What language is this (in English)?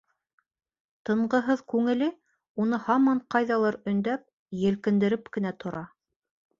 Bashkir